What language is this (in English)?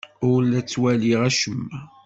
Kabyle